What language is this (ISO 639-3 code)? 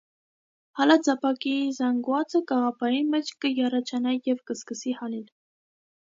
hye